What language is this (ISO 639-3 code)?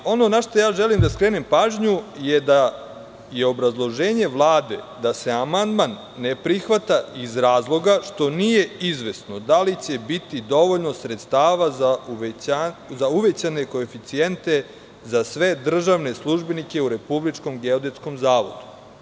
srp